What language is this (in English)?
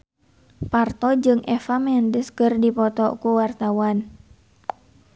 Sundanese